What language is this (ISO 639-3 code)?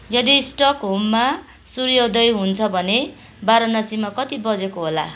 nep